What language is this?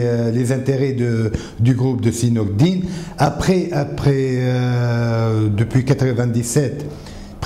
French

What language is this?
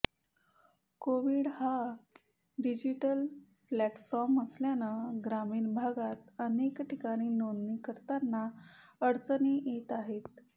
Marathi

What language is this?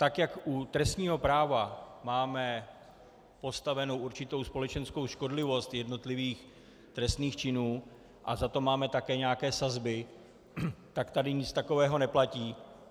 Czech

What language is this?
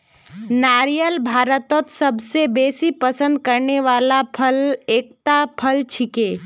Magahi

